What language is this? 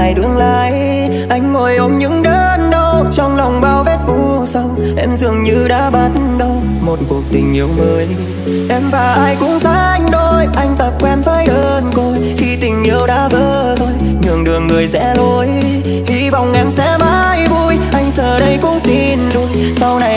Vietnamese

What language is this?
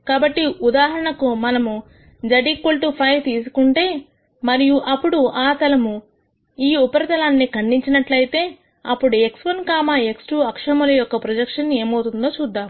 Telugu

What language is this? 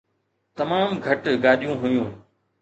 Sindhi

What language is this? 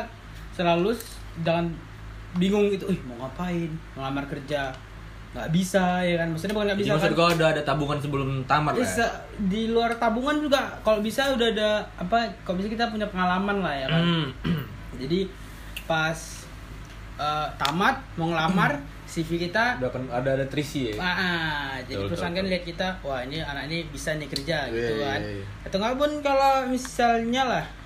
Indonesian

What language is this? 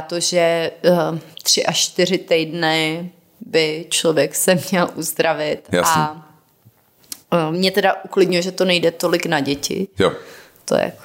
Czech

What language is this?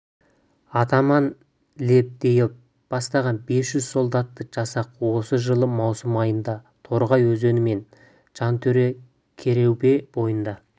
Kazakh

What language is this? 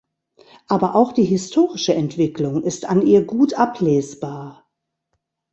German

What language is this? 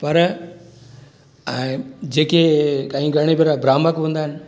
Sindhi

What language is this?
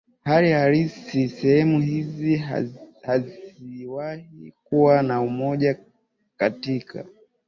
Swahili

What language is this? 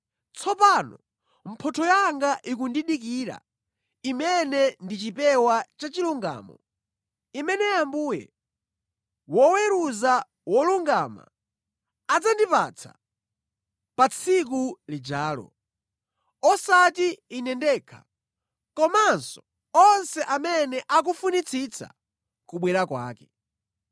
Nyanja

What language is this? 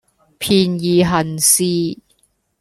Cantonese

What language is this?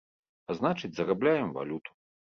Belarusian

